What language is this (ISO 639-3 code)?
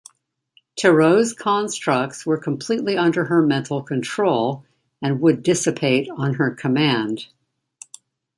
eng